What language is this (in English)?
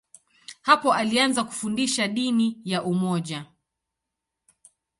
Swahili